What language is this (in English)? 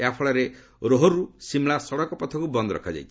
Odia